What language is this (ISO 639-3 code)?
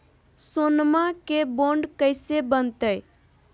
mag